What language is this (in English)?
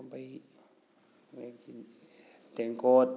Manipuri